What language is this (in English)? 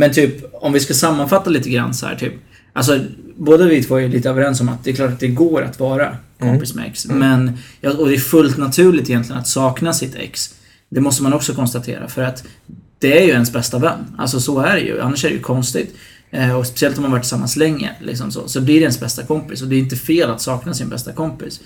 Swedish